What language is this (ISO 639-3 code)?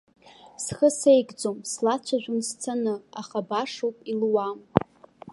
abk